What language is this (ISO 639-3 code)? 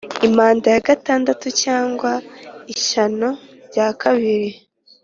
kin